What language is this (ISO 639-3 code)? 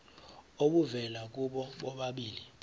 zul